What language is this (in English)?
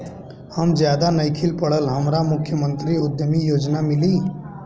Bhojpuri